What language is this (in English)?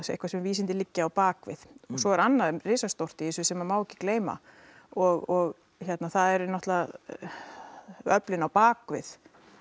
Icelandic